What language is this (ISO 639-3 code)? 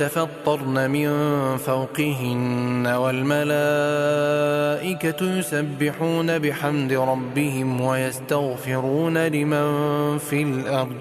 ara